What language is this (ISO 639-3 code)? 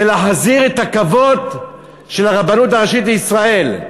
heb